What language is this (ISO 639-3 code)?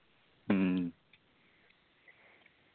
mal